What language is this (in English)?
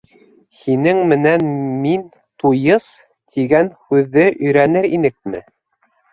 Bashkir